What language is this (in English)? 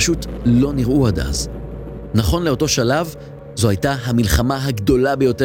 Hebrew